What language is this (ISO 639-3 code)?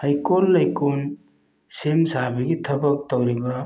mni